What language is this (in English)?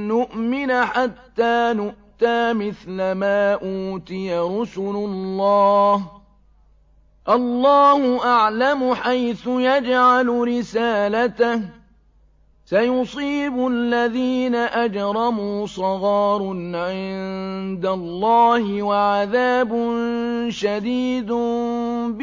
Arabic